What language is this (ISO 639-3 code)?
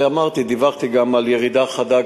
heb